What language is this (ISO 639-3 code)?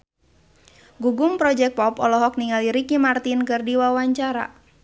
sun